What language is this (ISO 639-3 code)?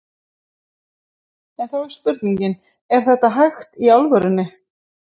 isl